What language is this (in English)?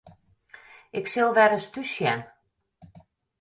Western Frisian